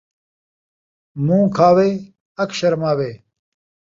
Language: Saraiki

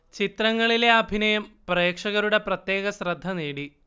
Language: Malayalam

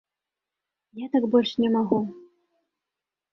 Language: Belarusian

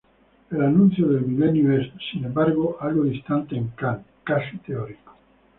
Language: Spanish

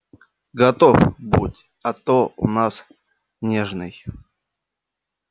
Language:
Russian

